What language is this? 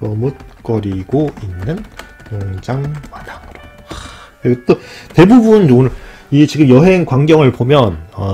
Korean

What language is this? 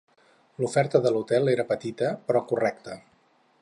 Catalan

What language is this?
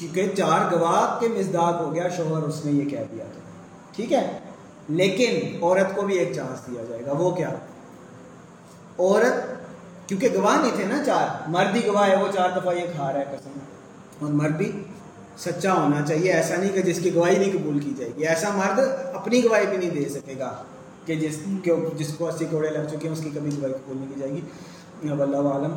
Urdu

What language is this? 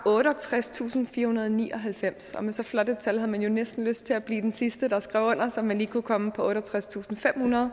Danish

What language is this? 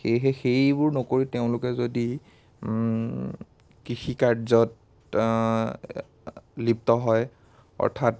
Assamese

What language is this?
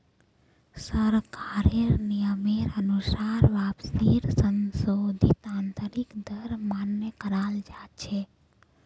Magahi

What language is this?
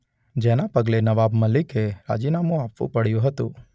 Gujarati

